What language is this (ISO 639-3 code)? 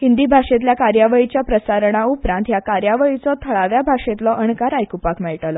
kok